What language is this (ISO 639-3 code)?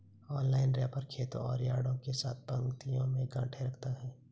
hin